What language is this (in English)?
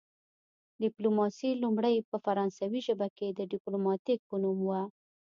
Pashto